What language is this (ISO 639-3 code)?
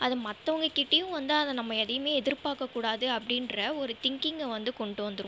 tam